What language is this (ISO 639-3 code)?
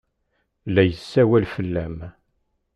kab